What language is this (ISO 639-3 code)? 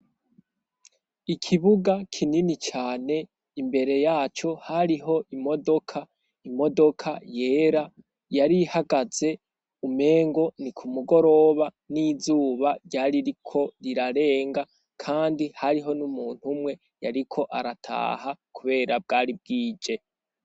run